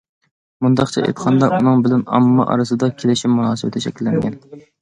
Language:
Uyghur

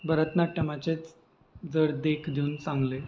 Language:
Konkani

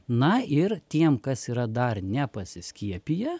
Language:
Lithuanian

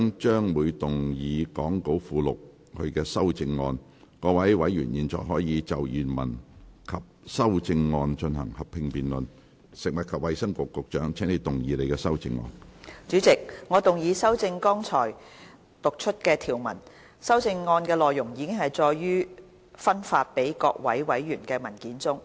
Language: Cantonese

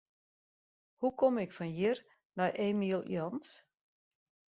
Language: Western Frisian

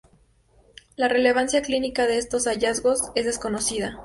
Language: Spanish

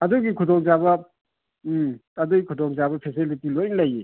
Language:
Manipuri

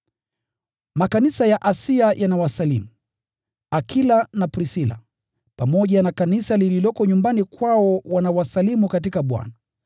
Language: Swahili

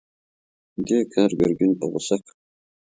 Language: Pashto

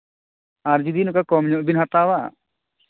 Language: Santali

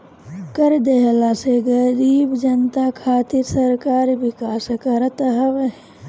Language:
Bhojpuri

